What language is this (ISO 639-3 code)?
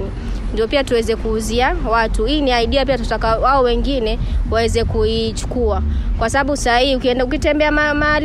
swa